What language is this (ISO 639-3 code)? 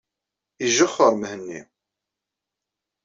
kab